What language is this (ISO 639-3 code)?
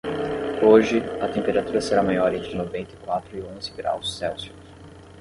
por